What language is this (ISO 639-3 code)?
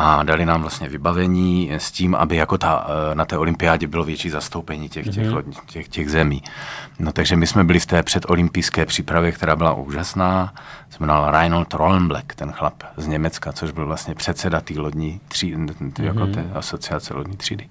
ces